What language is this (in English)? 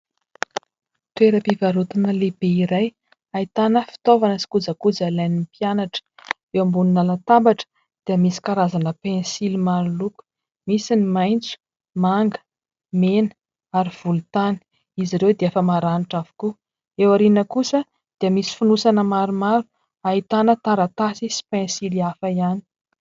Malagasy